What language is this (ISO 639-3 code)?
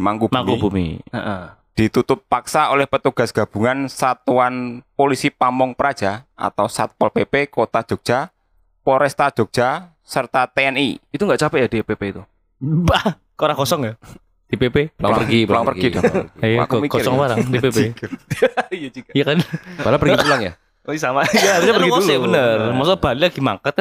ind